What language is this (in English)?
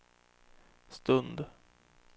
Swedish